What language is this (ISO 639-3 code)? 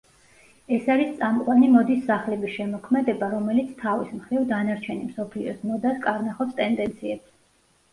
kat